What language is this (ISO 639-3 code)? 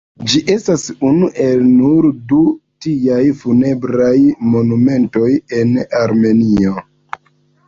epo